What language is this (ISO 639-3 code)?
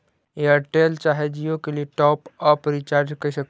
mag